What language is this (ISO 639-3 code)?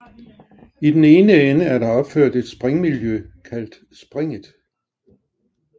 dan